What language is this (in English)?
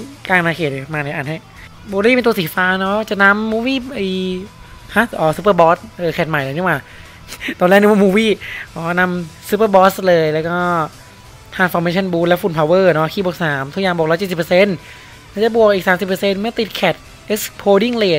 Thai